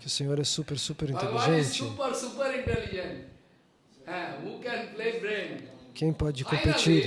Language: Portuguese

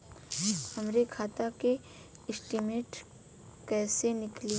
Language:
Bhojpuri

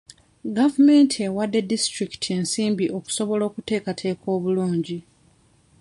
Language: Ganda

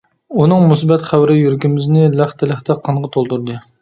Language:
Uyghur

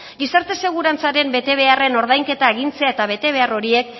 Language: Basque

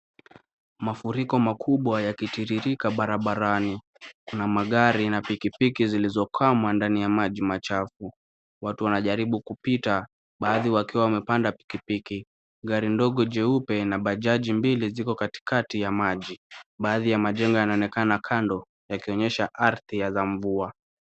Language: Swahili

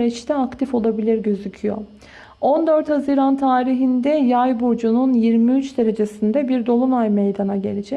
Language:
Turkish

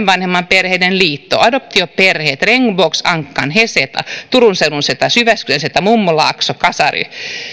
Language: Finnish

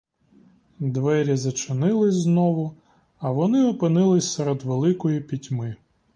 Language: Ukrainian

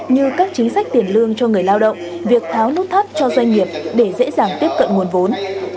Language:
Vietnamese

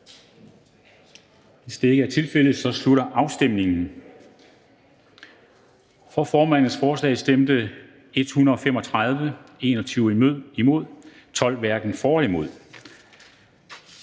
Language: Danish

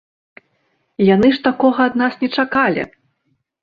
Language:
Belarusian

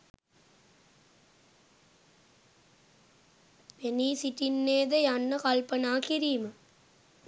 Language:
Sinhala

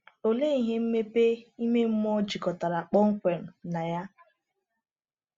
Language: Igbo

